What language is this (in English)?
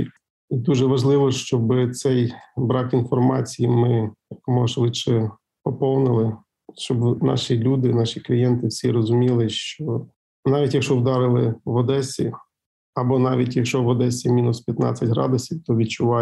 Ukrainian